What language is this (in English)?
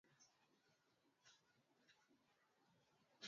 Swahili